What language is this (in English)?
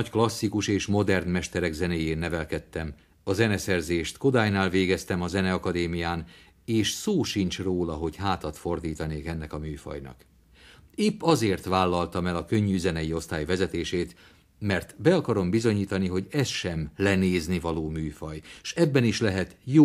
Hungarian